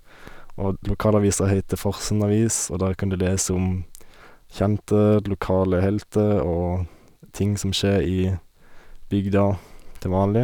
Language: Norwegian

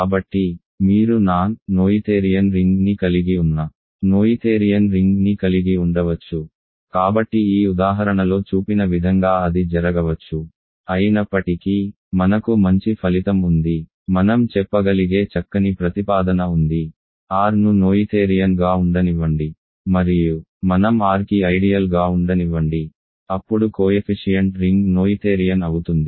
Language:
Telugu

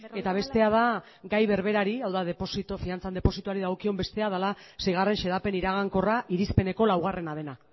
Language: Basque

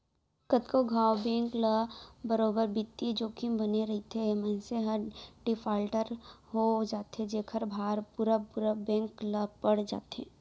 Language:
Chhattisgarhi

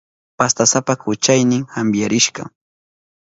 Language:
Southern Pastaza Quechua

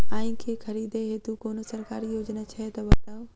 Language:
Maithili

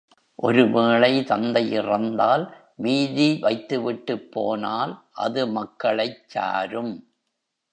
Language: Tamil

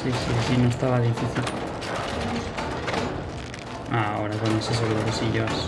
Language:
Spanish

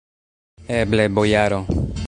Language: Esperanto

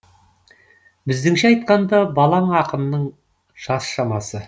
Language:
Kazakh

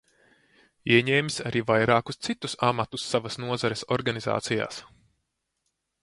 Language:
Latvian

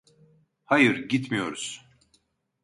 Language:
Turkish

